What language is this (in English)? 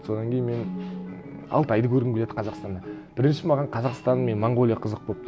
Kazakh